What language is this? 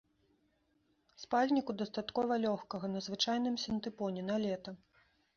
Belarusian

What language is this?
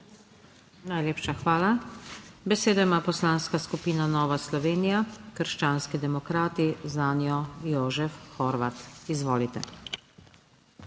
Slovenian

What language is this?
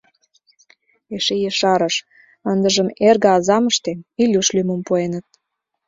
Mari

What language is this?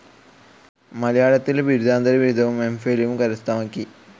Malayalam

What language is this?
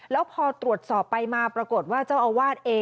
Thai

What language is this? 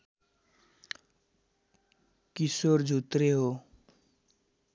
Nepali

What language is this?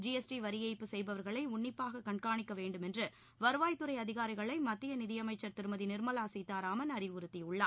Tamil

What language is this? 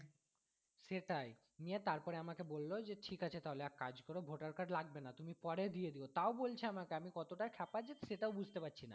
Bangla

